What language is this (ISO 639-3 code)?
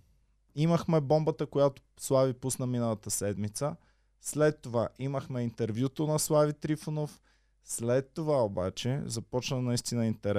bul